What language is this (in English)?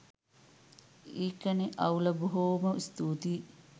Sinhala